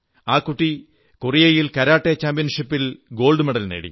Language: Malayalam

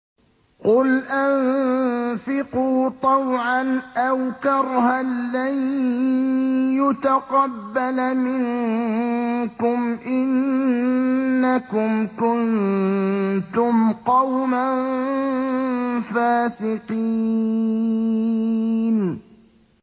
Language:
Arabic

